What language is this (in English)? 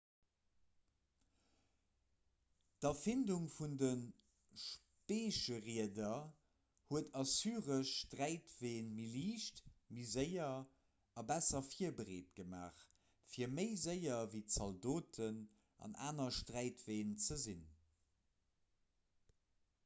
Luxembourgish